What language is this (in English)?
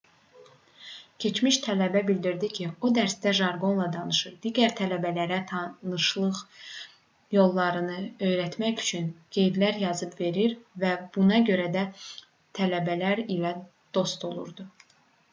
Azerbaijani